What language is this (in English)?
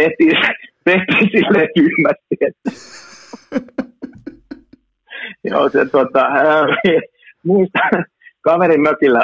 Finnish